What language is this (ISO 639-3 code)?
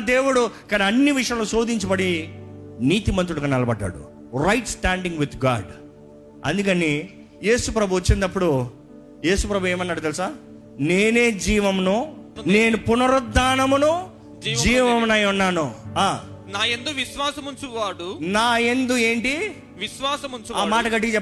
tel